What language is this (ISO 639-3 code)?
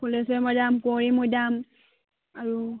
asm